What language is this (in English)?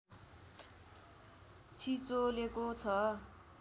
Nepali